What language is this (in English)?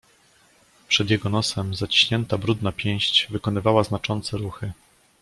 Polish